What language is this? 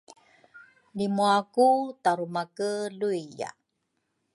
Rukai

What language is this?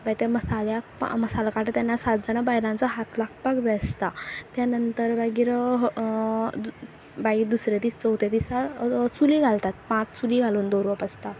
Konkani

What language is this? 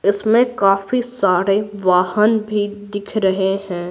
Hindi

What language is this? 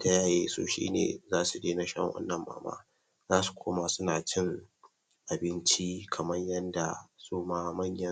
Hausa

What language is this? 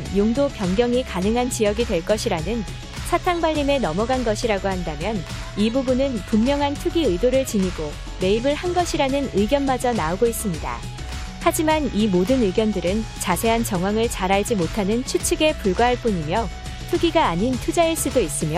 Korean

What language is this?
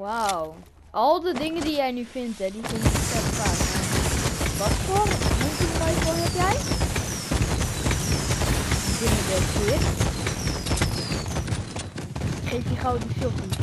Dutch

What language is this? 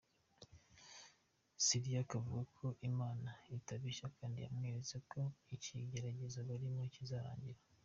Kinyarwanda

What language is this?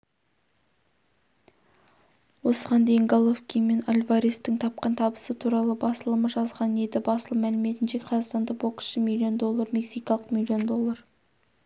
Kazakh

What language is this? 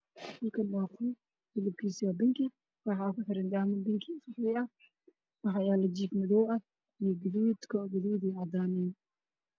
Somali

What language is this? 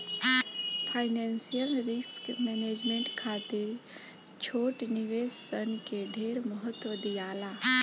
Bhojpuri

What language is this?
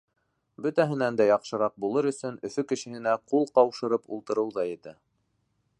Bashkir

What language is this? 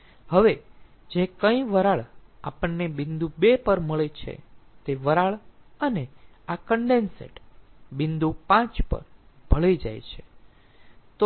Gujarati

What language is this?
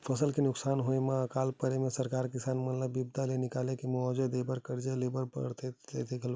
Chhattisgarhi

